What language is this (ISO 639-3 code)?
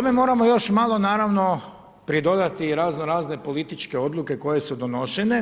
hrv